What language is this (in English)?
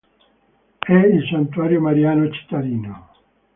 Italian